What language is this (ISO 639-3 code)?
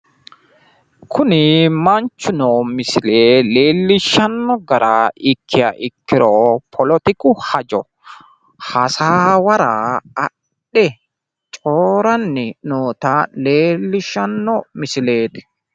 sid